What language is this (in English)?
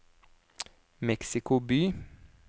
Norwegian